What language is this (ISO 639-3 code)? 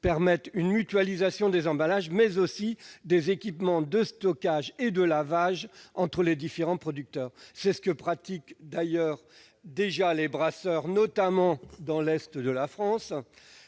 fra